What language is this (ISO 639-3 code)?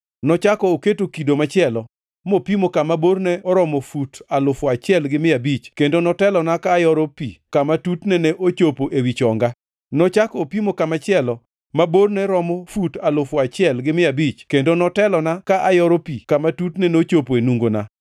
luo